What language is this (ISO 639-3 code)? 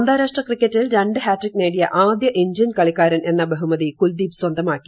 mal